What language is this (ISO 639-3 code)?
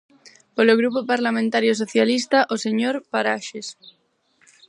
glg